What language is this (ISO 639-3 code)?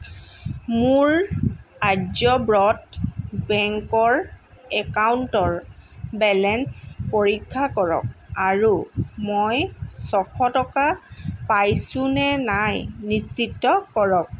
asm